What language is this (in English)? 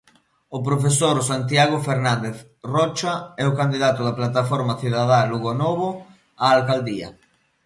Galician